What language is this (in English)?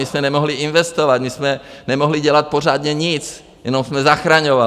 Czech